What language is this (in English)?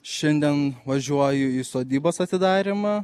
Lithuanian